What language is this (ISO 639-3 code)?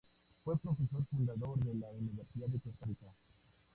spa